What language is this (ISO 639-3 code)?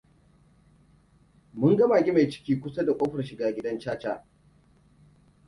hau